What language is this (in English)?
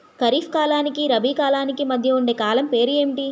Telugu